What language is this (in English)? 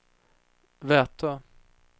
Swedish